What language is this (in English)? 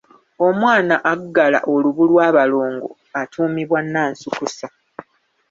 Ganda